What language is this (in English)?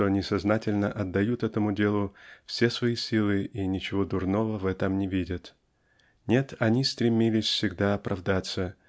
Russian